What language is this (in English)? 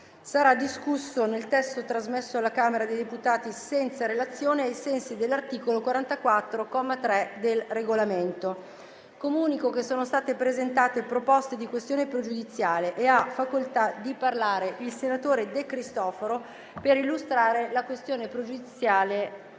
Italian